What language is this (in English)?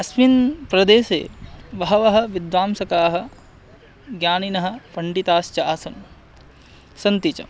Sanskrit